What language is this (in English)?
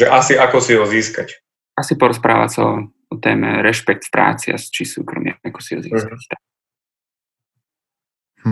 Slovak